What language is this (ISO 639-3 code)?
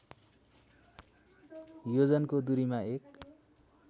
nep